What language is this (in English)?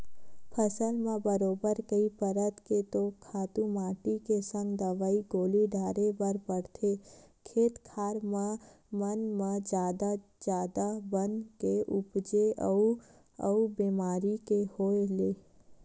Chhattisgarhi